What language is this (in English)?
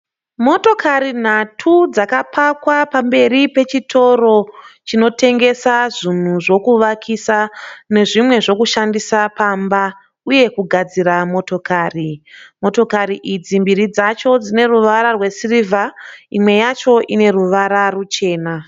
Shona